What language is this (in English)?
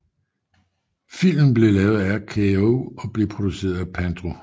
Danish